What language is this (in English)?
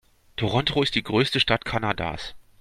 German